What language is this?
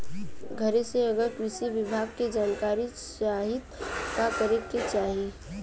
Bhojpuri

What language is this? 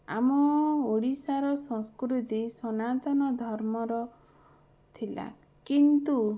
Odia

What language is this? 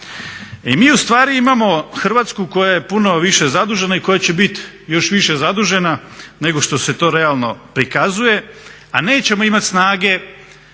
Croatian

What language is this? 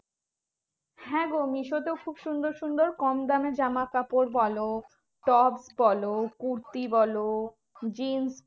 Bangla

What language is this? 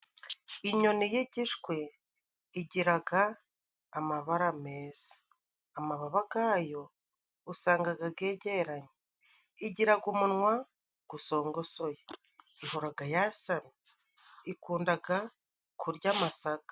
Kinyarwanda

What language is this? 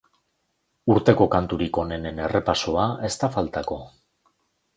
Basque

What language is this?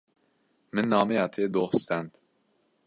Kurdish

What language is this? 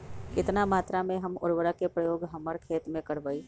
Magahi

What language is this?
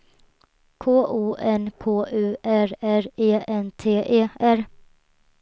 Swedish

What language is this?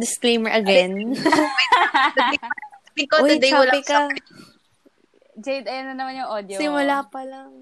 Filipino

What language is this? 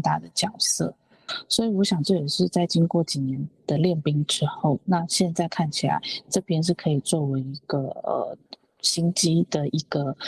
Chinese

